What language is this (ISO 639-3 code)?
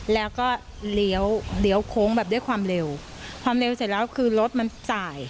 tha